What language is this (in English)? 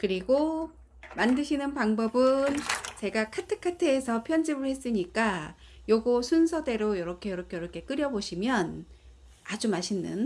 Korean